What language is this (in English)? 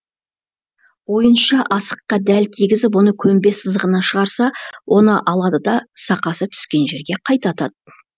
Kazakh